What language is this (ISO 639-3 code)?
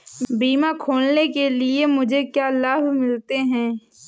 hin